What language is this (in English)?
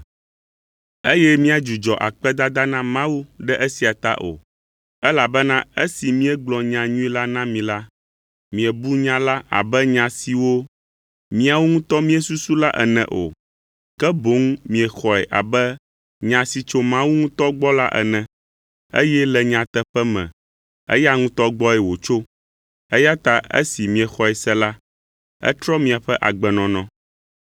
Ewe